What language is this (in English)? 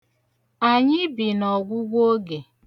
Igbo